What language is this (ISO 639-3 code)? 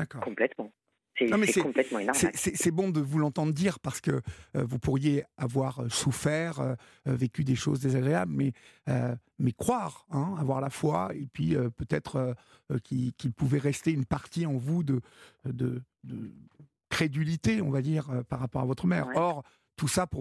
fra